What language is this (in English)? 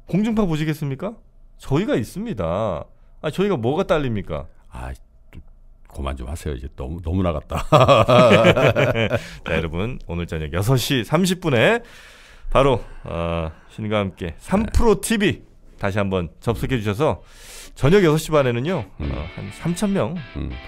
Korean